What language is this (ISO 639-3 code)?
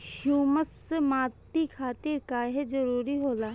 bho